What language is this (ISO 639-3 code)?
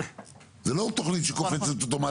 heb